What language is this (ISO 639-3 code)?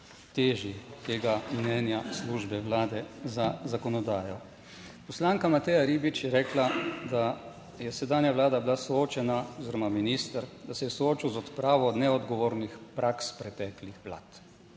slv